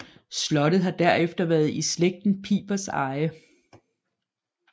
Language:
Danish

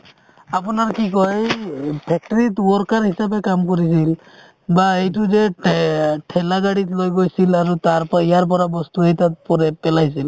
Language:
Assamese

